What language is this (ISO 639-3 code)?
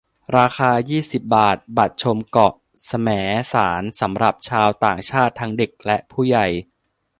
tha